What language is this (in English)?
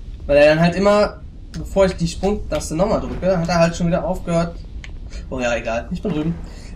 German